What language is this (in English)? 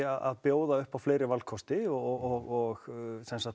Icelandic